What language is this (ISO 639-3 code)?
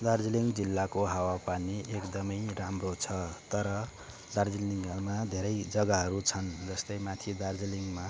nep